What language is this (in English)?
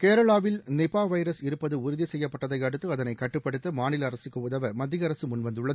Tamil